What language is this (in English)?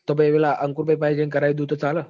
Gujarati